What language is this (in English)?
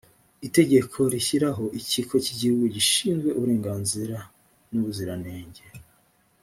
Kinyarwanda